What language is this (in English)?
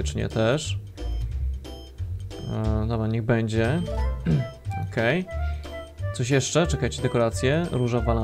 Polish